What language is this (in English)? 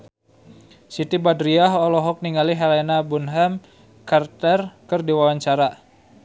Sundanese